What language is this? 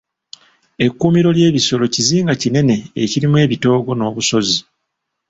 Ganda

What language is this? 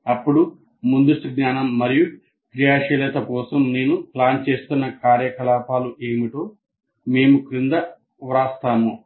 Telugu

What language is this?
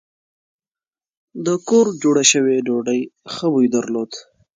Pashto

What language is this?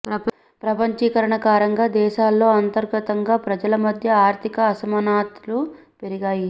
Telugu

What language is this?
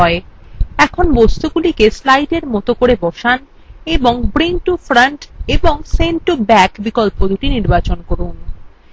Bangla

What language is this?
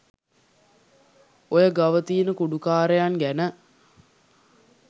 Sinhala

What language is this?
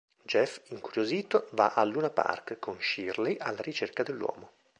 Italian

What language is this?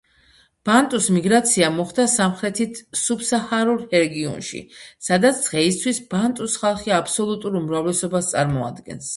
Georgian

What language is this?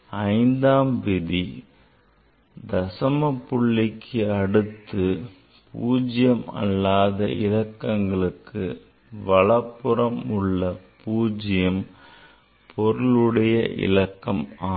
Tamil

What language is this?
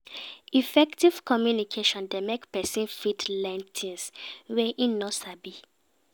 Nigerian Pidgin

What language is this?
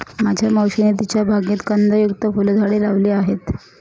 Marathi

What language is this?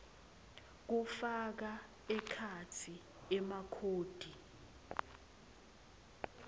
Swati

